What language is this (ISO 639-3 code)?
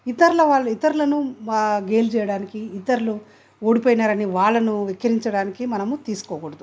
tel